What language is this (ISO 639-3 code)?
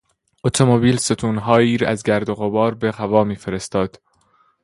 fas